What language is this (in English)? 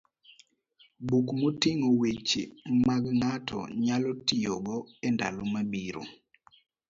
Luo (Kenya and Tanzania)